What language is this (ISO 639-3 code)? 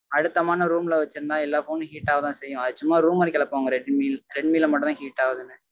tam